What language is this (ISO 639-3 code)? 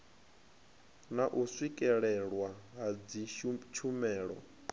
ven